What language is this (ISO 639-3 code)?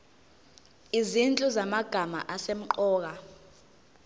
zul